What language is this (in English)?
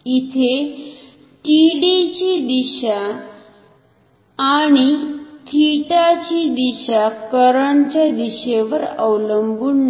Marathi